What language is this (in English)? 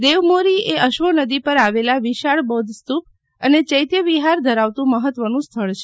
Gujarati